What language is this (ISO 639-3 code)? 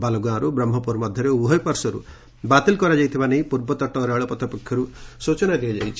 ori